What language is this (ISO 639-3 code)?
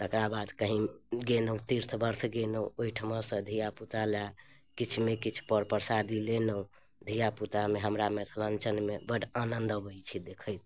mai